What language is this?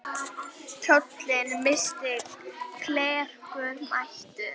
Icelandic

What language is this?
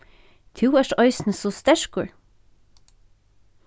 Faroese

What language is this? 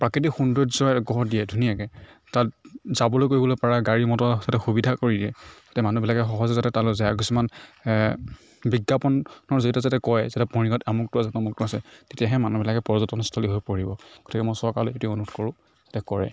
Assamese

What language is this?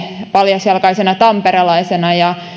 Finnish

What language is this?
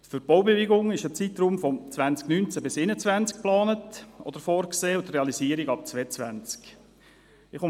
Swiss German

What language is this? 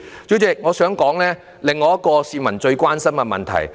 Cantonese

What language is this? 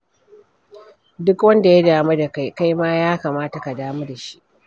Hausa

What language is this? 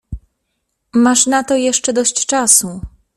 Polish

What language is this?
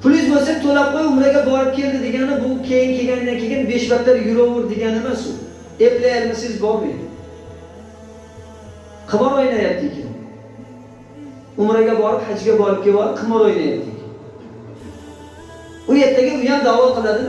Uzbek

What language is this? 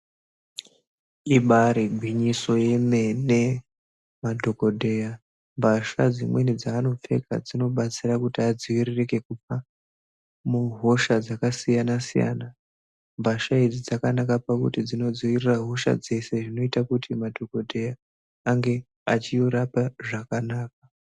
Ndau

